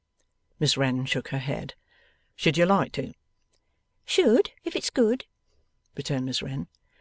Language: English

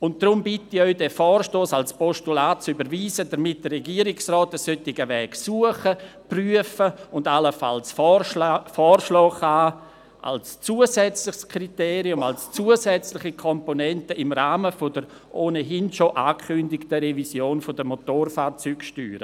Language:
Swiss German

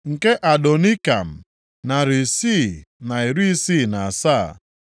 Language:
Igbo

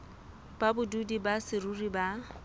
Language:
Southern Sotho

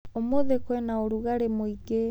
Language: Kikuyu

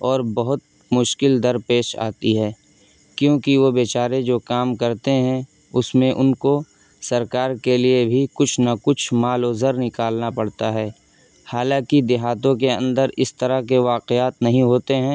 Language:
Urdu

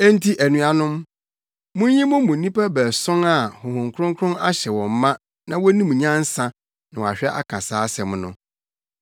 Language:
Akan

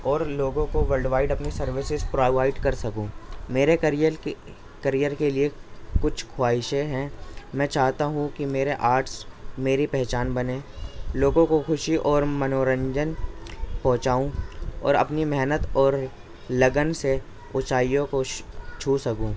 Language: Urdu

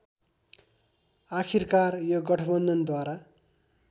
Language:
Nepali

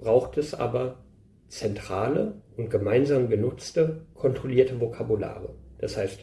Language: German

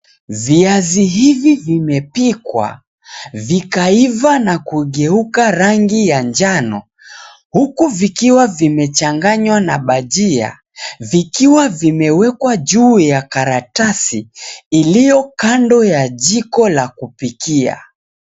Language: Swahili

